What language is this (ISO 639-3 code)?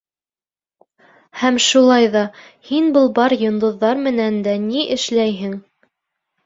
bak